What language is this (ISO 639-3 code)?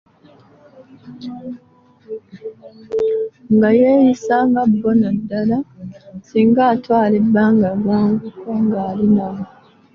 lug